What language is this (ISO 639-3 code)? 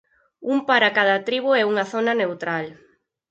glg